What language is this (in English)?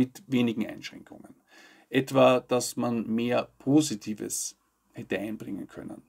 German